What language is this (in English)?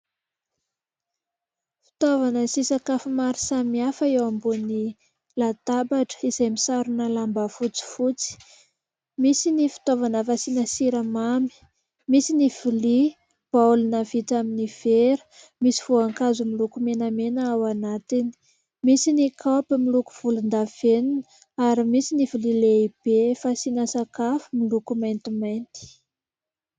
Malagasy